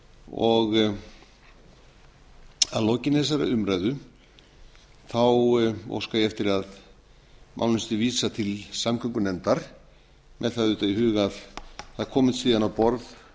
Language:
Icelandic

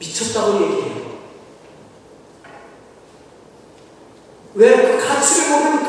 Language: Korean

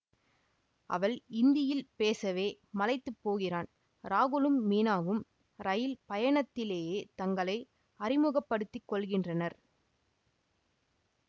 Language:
Tamil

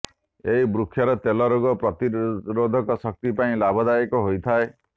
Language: Odia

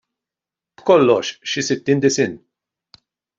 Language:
Maltese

